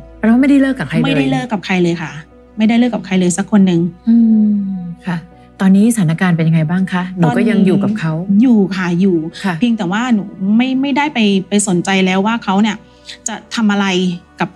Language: Thai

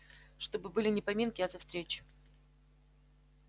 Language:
Russian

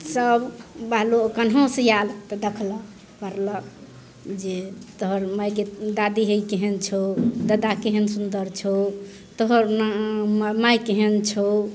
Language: Maithili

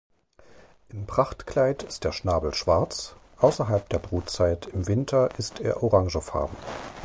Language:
German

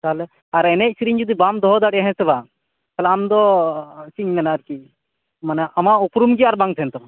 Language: Santali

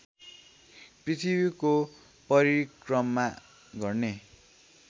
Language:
Nepali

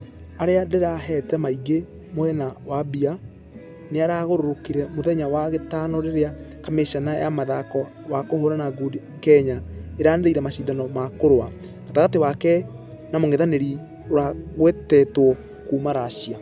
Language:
Kikuyu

